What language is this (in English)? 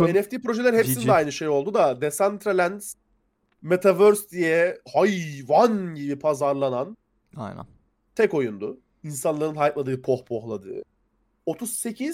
Turkish